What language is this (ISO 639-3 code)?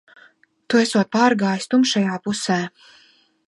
lav